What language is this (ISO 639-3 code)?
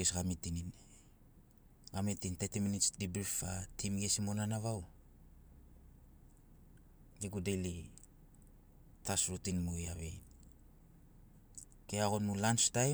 snc